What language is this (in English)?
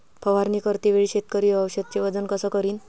Marathi